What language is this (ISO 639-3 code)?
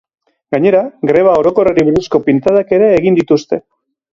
eus